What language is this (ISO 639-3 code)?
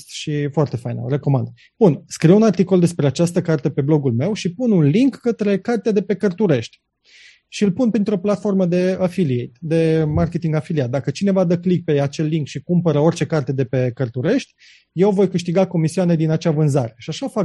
ron